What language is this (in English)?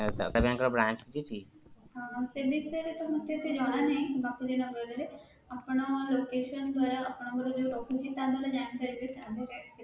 Odia